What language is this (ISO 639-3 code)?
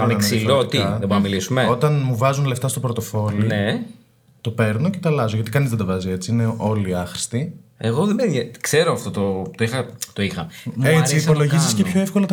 ell